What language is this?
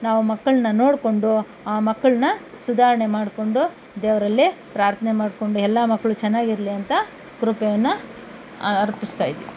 Kannada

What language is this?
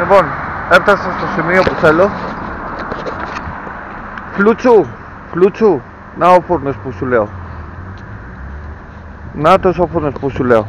Greek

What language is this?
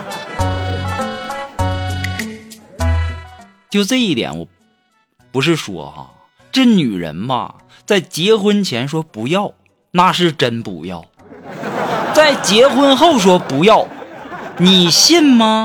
Chinese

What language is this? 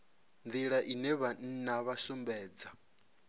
Venda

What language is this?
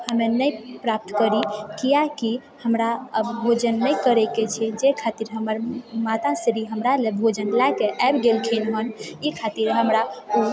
Maithili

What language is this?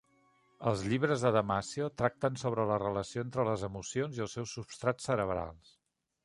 Catalan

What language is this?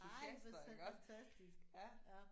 Danish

